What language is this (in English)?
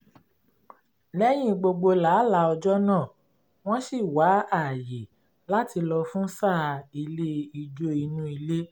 Yoruba